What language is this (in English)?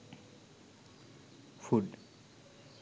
Sinhala